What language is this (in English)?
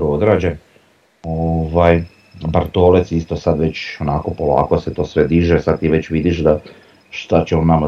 Croatian